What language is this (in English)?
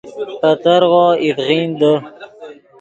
Yidgha